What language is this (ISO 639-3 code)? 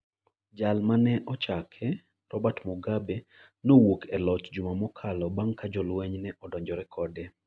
luo